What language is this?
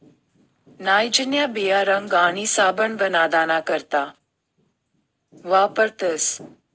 Marathi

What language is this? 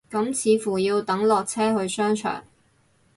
Cantonese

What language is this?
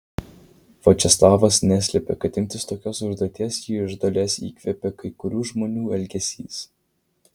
Lithuanian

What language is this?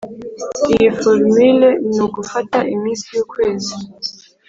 Kinyarwanda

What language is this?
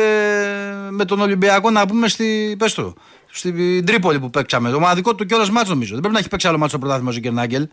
Greek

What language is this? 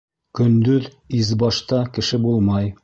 Bashkir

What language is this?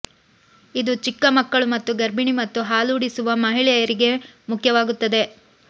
Kannada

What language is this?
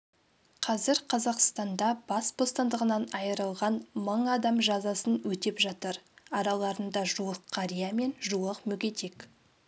Kazakh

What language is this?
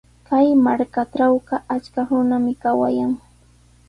Sihuas Ancash Quechua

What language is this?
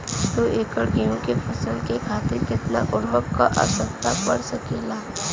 Bhojpuri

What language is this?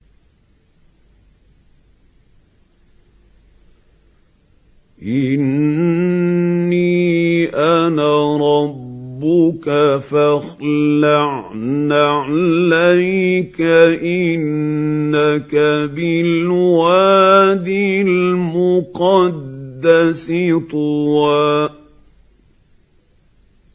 Arabic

